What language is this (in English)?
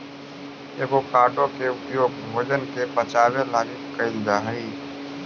Magahi